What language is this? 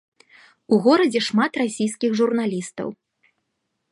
Belarusian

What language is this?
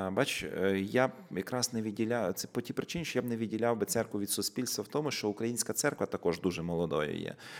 Ukrainian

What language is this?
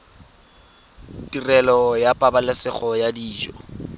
Tswana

